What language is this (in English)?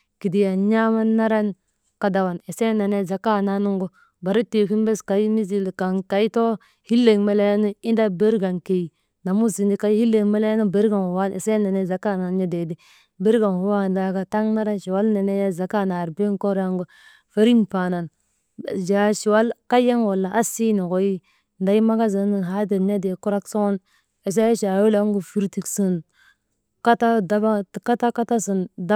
Maba